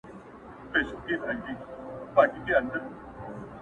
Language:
Pashto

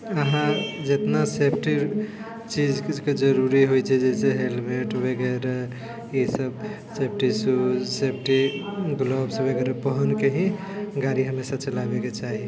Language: Maithili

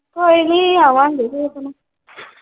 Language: Punjabi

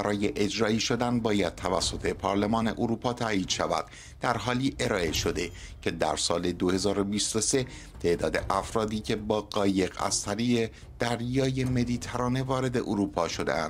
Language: Persian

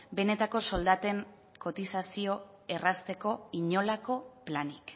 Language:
Basque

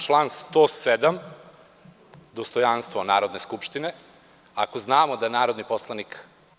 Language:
Serbian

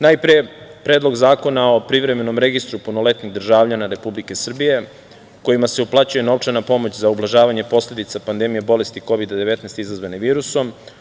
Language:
Serbian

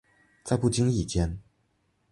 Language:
Chinese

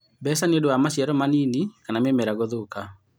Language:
Kikuyu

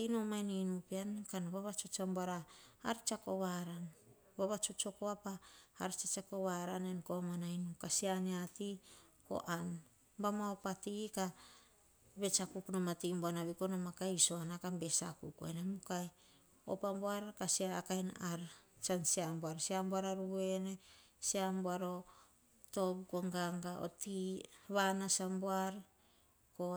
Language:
Hahon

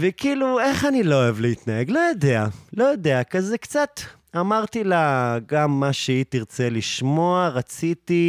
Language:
Hebrew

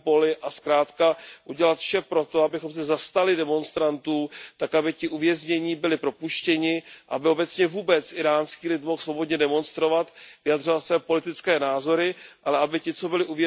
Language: Czech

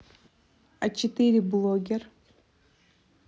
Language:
Russian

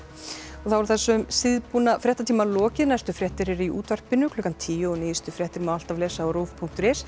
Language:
Icelandic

